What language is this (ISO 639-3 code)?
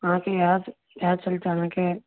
mai